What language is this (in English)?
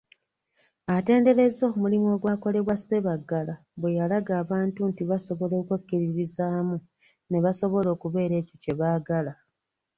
Ganda